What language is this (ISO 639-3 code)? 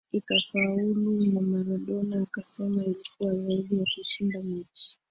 swa